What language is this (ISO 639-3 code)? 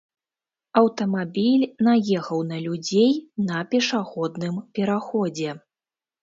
bel